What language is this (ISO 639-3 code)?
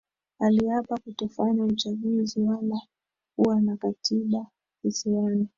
swa